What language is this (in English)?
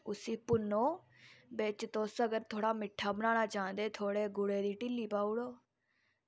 Dogri